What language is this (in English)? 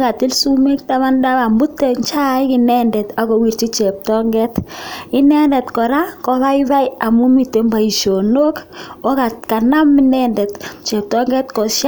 Kalenjin